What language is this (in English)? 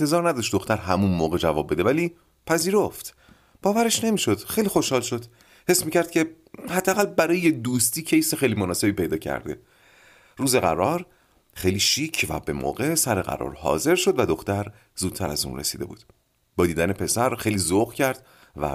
Persian